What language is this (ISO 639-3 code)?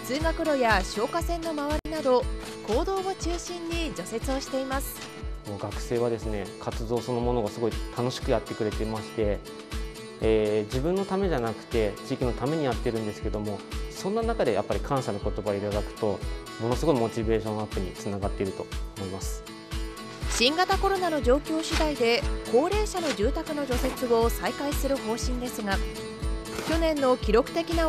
jpn